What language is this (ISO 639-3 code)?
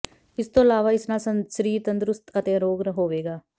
pan